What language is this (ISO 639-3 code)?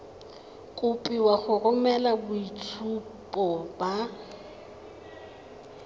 tsn